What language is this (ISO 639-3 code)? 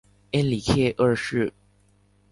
zho